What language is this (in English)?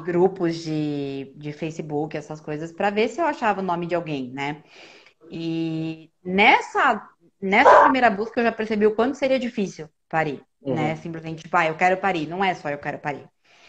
Portuguese